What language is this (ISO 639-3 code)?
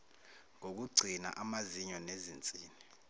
zul